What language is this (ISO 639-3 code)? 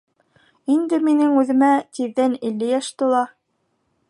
bak